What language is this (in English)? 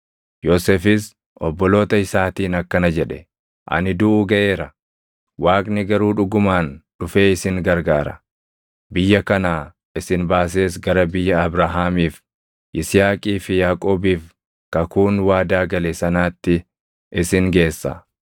Oromo